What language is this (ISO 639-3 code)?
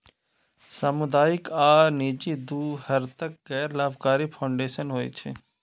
mai